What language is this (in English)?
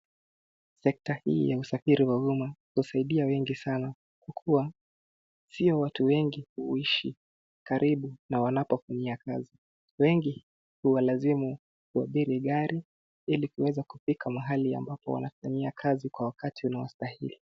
Swahili